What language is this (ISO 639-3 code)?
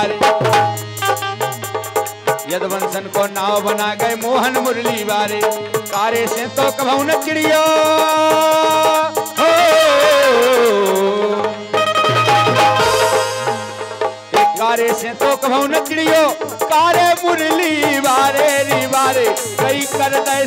hin